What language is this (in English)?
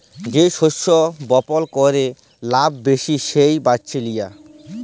Bangla